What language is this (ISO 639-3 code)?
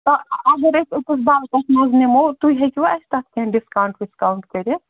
kas